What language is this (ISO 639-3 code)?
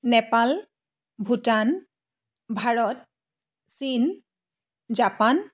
asm